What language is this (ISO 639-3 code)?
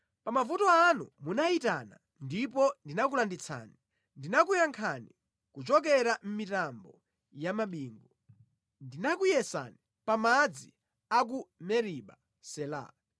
nya